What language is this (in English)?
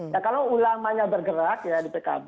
Indonesian